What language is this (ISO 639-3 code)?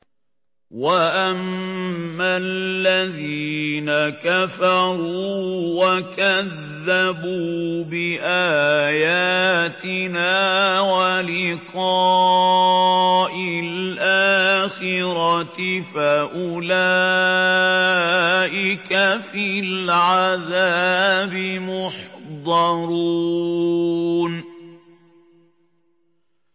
ara